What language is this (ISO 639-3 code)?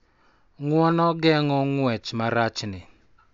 luo